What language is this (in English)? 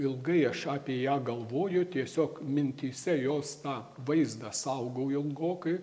Lithuanian